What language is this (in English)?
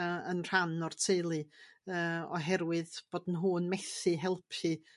Welsh